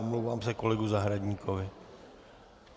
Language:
Czech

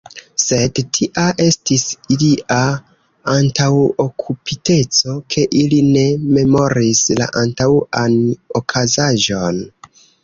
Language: Esperanto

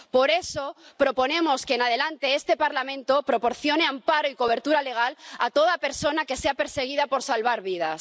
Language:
Spanish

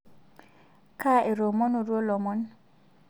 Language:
Masai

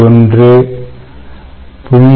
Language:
Tamil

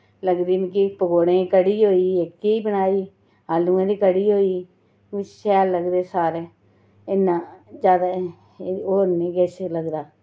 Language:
Dogri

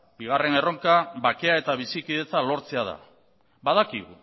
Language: Basque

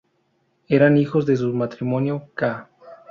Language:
Spanish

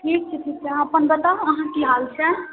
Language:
Maithili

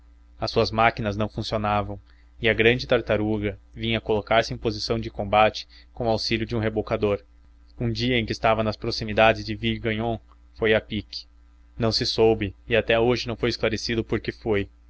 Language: Portuguese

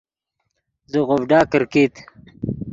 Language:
Yidgha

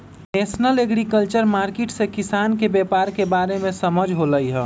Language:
Magahi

